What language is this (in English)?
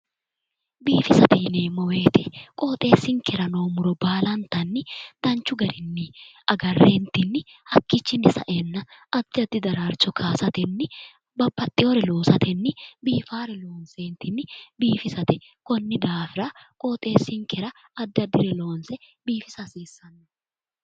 Sidamo